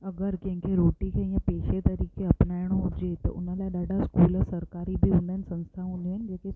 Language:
Sindhi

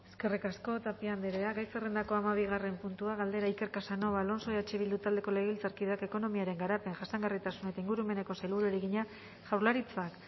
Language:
Basque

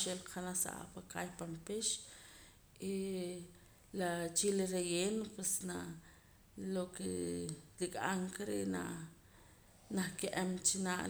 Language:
Poqomam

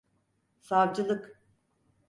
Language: Turkish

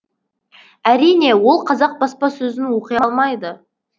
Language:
Kazakh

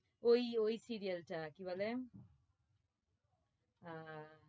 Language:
Bangla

